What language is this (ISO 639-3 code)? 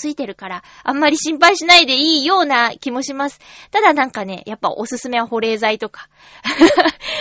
jpn